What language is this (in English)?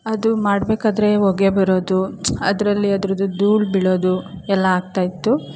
Kannada